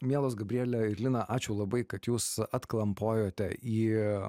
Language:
Lithuanian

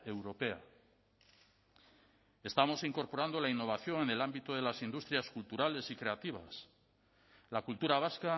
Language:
Spanish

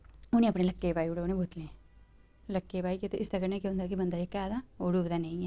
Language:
Dogri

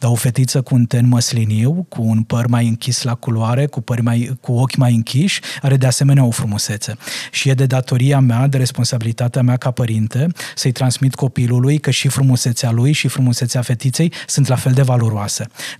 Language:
Romanian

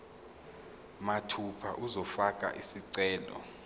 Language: Zulu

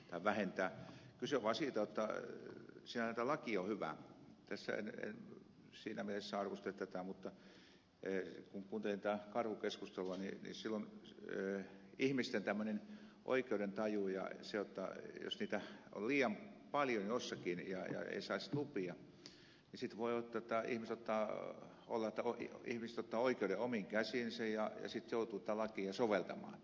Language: Finnish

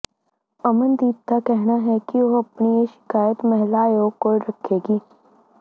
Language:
Punjabi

